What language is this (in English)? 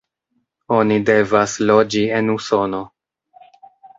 Esperanto